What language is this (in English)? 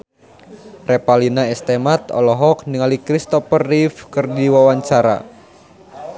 Sundanese